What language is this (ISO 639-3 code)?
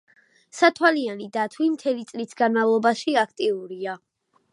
kat